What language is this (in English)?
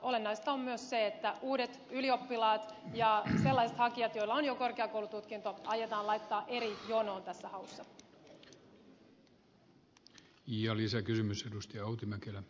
Finnish